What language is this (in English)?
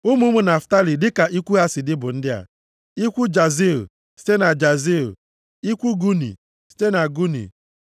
Igbo